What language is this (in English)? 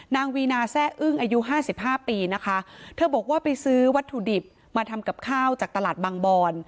Thai